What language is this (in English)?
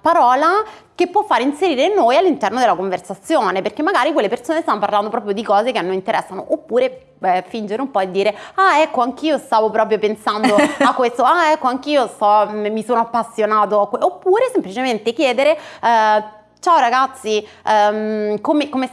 Italian